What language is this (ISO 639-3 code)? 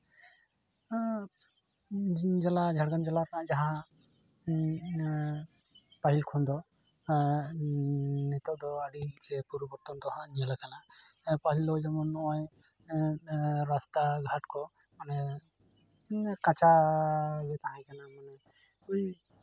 sat